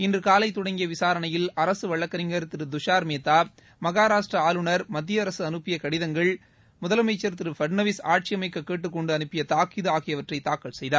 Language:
Tamil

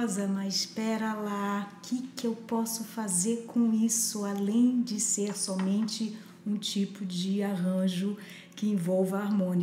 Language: Portuguese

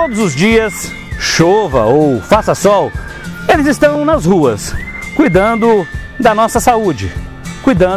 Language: Portuguese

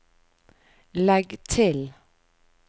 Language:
Norwegian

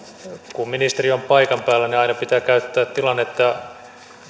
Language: Finnish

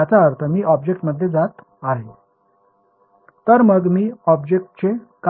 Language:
Marathi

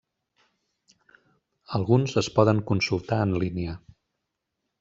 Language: Catalan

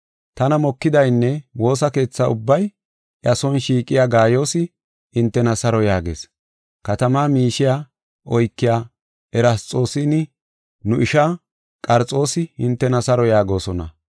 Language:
Gofa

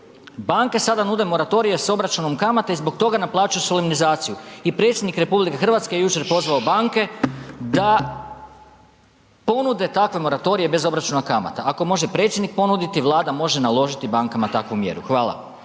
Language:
Croatian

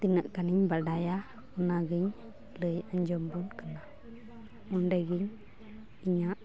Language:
Santali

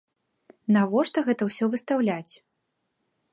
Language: Belarusian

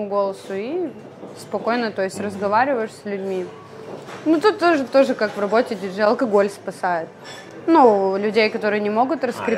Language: Russian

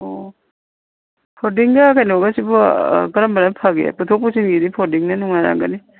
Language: Manipuri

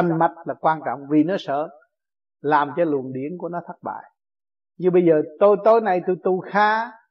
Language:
Vietnamese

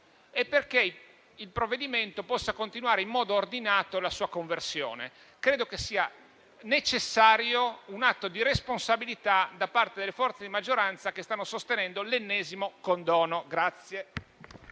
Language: Italian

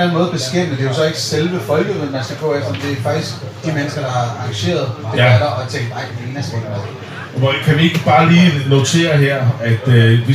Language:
Danish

